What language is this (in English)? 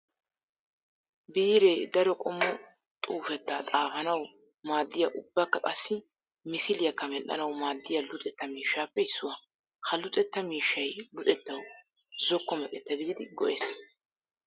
Wolaytta